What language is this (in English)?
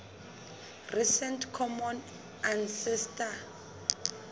Southern Sotho